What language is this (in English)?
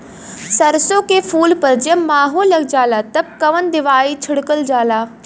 Bhojpuri